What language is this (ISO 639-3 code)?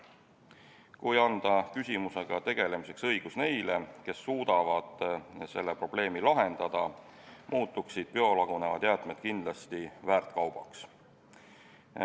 est